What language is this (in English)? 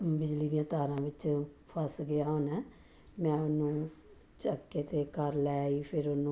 Punjabi